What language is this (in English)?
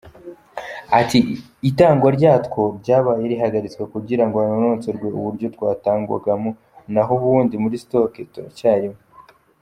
Kinyarwanda